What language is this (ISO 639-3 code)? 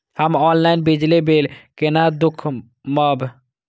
mai